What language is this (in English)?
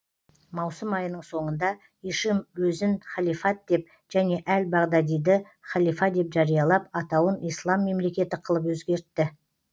Kazakh